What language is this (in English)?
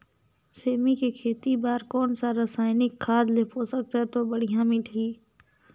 Chhattisgarhi